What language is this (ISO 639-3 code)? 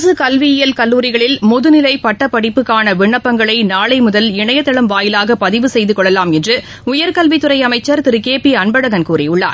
tam